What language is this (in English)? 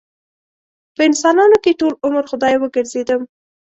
Pashto